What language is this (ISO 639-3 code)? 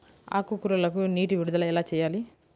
tel